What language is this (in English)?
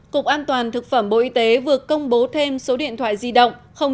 Vietnamese